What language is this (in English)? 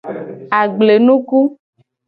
Gen